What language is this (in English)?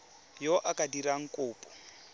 Tswana